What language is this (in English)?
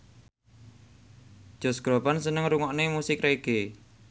Javanese